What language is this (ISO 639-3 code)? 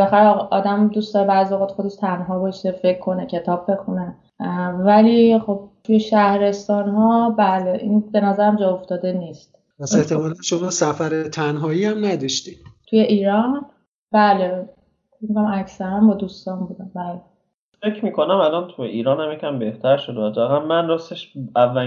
fas